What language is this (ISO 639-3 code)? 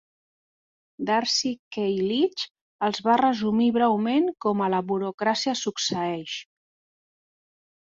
cat